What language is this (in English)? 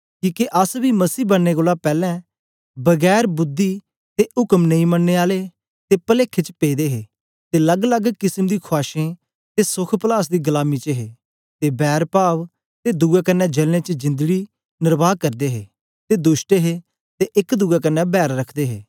Dogri